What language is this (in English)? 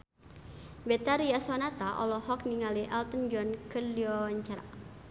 Sundanese